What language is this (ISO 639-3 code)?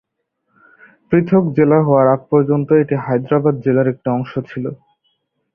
ben